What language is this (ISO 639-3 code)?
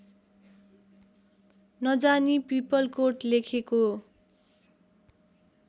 nep